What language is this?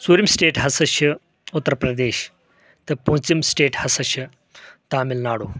Kashmiri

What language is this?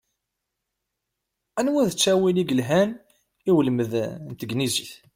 Kabyle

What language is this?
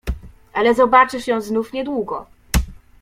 Polish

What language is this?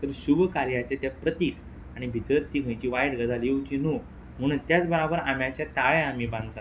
Konkani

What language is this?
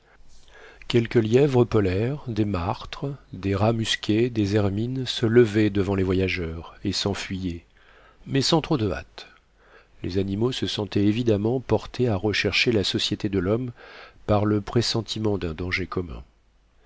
French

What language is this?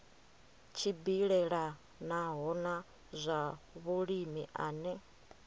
Venda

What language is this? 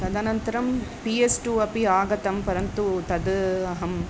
Sanskrit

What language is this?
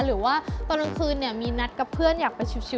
Thai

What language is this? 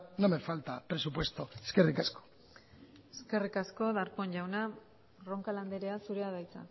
Basque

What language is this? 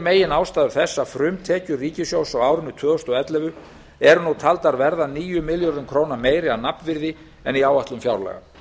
Icelandic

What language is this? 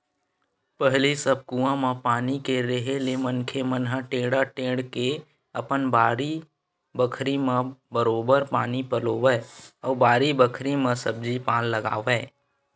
Chhattisgarhi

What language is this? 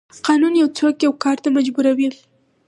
Pashto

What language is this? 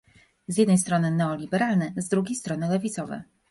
Polish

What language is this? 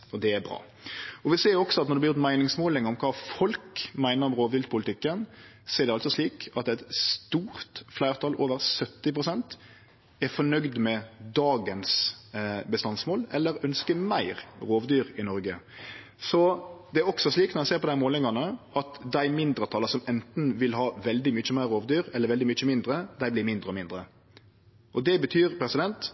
Norwegian Nynorsk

